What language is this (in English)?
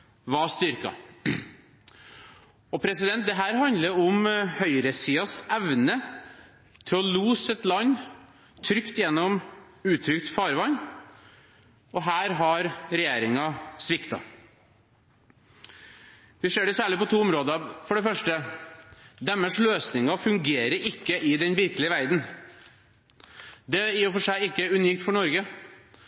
Norwegian Bokmål